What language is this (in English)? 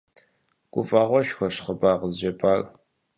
Kabardian